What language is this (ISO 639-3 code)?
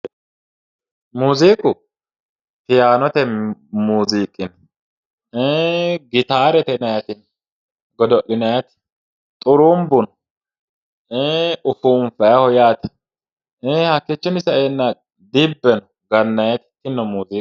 sid